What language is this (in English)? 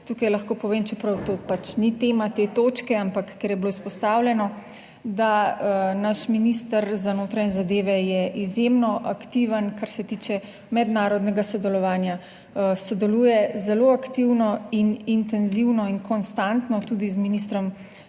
Slovenian